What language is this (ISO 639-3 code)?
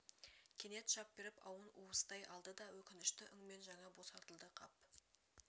kaz